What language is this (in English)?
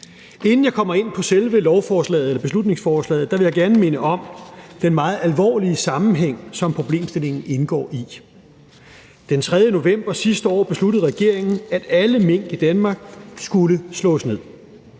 Danish